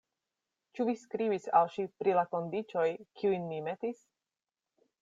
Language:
Esperanto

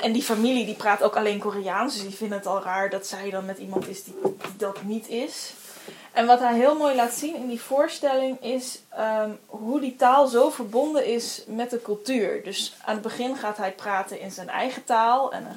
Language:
Dutch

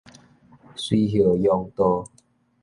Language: Min Nan Chinese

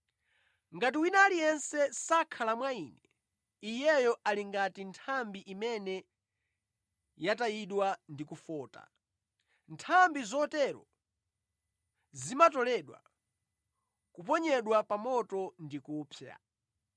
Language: Nyanja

